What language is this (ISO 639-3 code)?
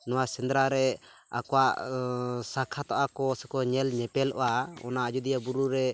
sat